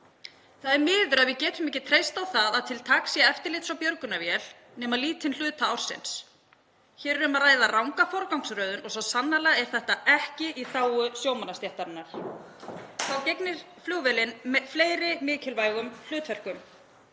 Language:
Icelandic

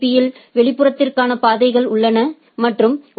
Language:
Tamil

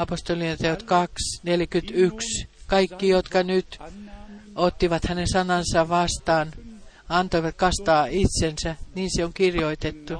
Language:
Finnish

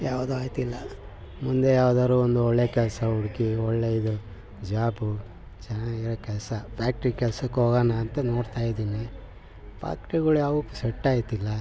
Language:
Kannada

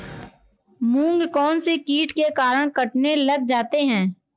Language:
Hindi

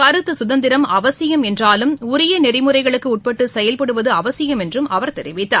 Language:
Tamil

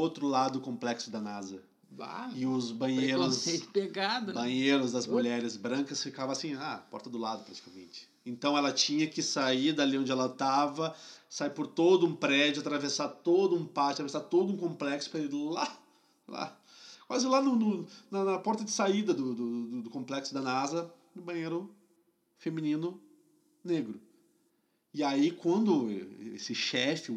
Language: Portuguese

